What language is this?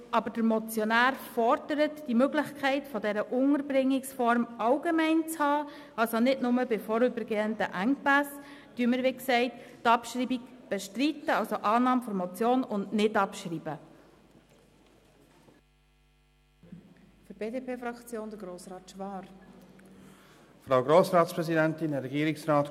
Swiss German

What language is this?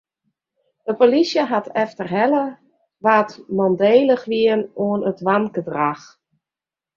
Western Frisian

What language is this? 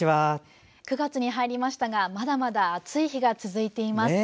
Japanese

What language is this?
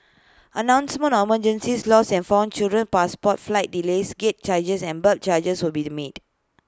English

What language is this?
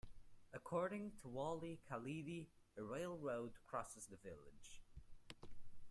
English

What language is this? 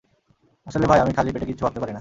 Bangla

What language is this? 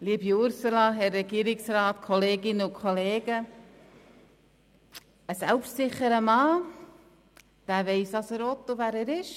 Swiss German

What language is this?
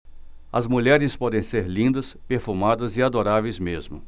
Portuguese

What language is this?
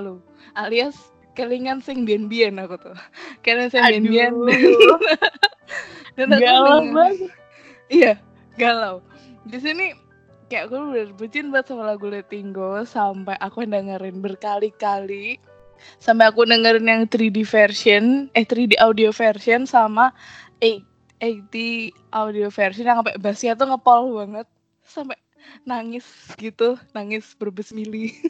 Indonesian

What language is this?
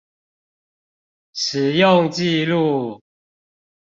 Chinese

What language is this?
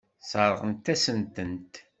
Kabyle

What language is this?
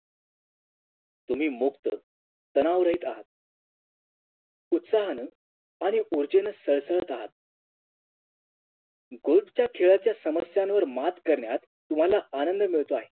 Marathi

